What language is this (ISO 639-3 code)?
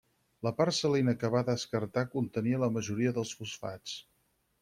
cat